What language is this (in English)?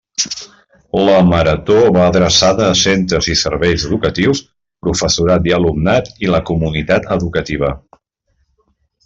Catalan